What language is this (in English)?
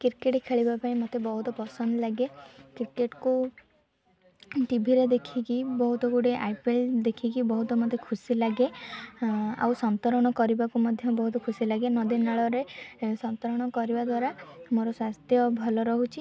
Odia